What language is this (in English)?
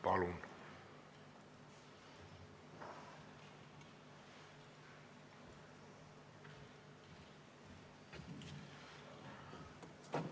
Estonian